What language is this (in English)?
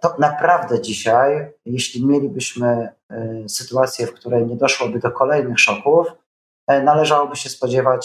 Polish